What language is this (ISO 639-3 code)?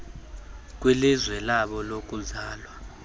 xho